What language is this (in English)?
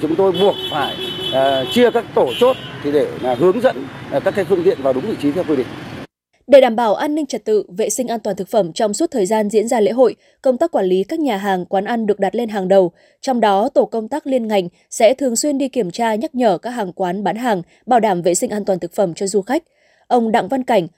Vietnamese